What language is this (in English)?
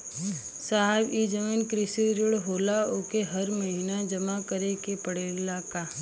Bhojpuri